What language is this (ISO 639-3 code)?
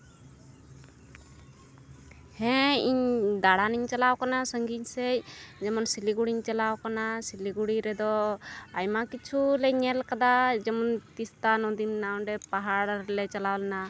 sat